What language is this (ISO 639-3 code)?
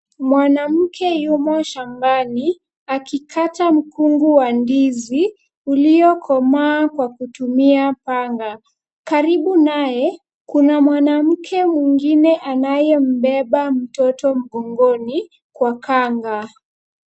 swa